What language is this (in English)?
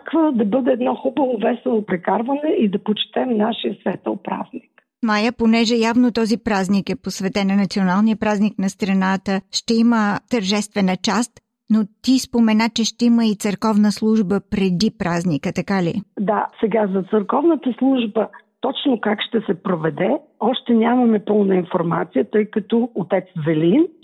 Bulgarian